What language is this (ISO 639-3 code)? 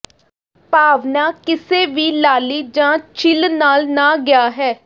pan